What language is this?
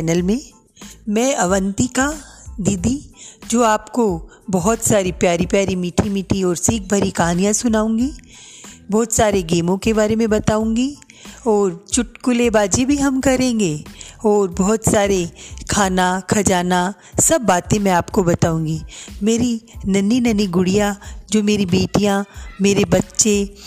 Hindi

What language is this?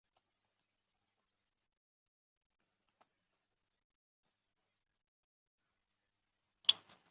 Chinese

